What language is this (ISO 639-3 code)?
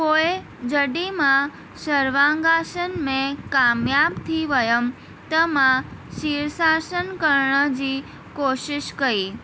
snd